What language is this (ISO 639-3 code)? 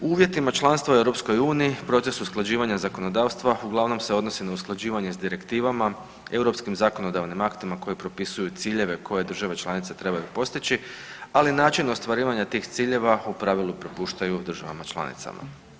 hrv